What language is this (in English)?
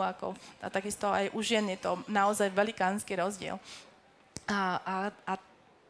Slovak